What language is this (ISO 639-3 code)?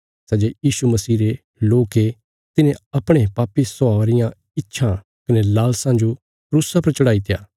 kfs